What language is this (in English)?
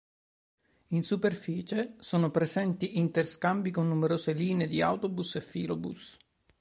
Italian